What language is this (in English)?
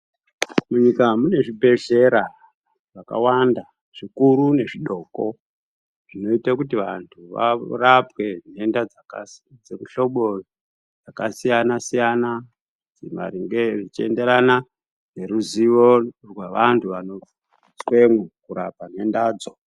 Ndau